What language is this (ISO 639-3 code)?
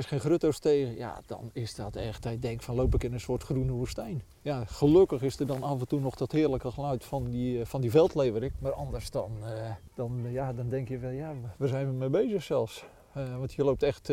nld